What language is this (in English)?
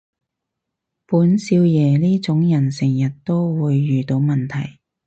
Cantonese